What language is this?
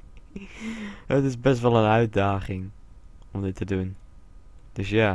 Dutch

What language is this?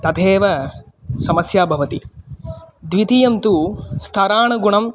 Sanskrit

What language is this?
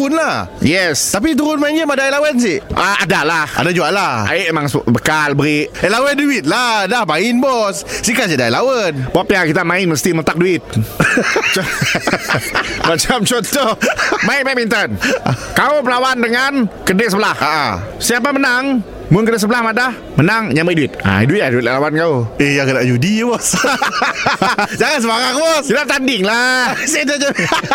Malay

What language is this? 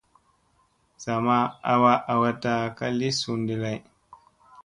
Musey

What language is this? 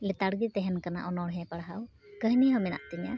Santali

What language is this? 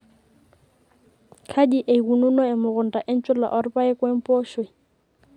Masai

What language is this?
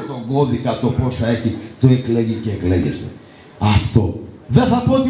Greek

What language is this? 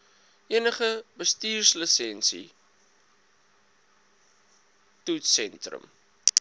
Afrikaans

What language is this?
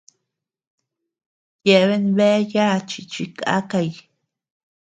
Tepeuxila Cuicatec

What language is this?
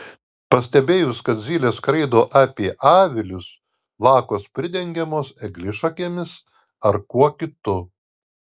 Lithuanian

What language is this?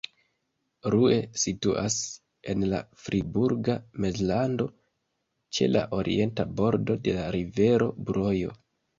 Esperanto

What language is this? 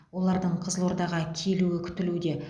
Kazakh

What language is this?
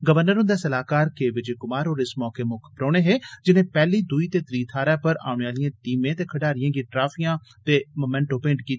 Dogri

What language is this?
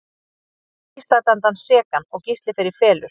Icelandic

